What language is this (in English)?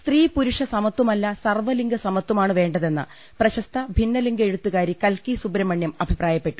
Malayalam